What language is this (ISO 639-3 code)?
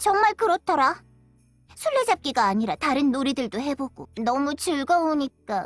kor